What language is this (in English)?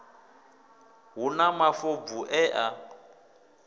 Venda